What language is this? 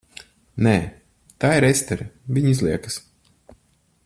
Latvian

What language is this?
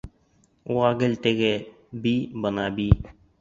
Bashkir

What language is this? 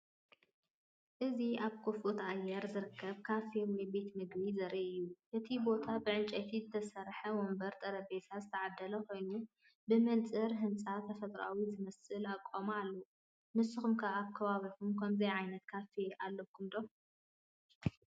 Tigrinya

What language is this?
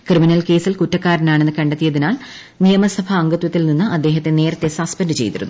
Malayalam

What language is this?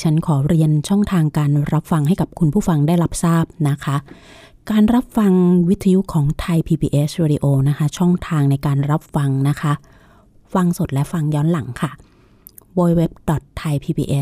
Thai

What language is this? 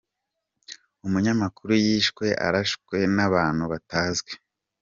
Kinyarwanda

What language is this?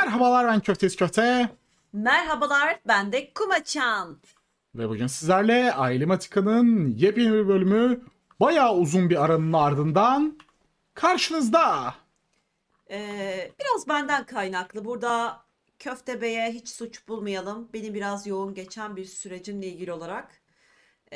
Turkish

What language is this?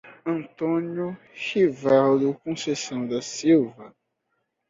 Portuguese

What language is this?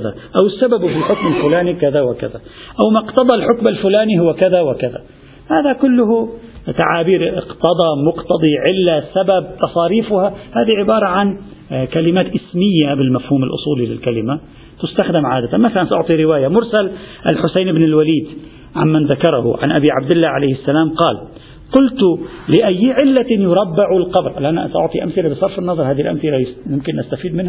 Arabic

